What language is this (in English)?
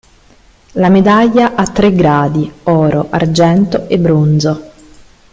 Italian